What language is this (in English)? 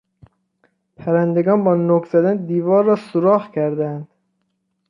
Persian